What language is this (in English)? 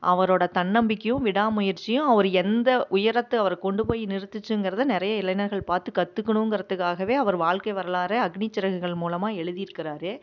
Tamil